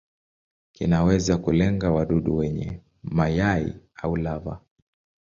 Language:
Swahili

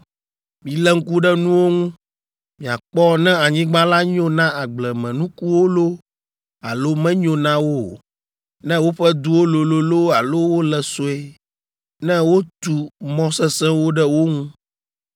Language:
Ewe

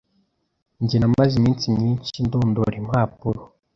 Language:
Kinyarwanda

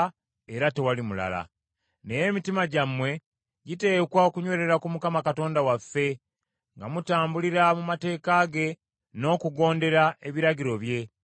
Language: Ganda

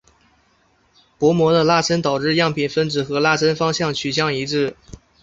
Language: Chinese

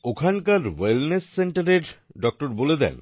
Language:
Bangla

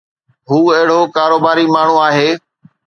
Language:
Sindhi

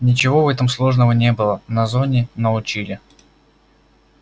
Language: Russian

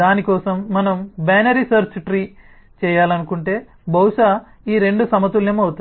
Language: Telugu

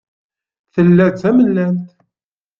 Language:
Kabyle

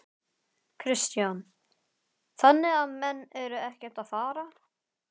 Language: Icelandic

